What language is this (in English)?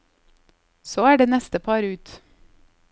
Norwegian